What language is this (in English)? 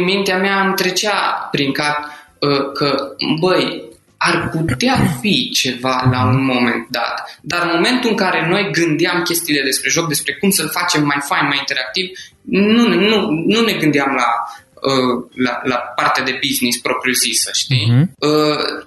Romanian